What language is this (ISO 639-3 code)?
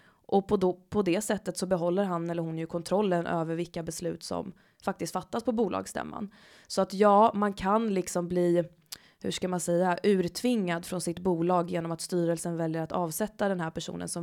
swe